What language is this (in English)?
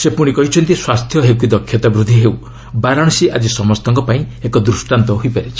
Odia